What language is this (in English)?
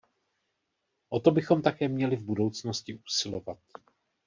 Czech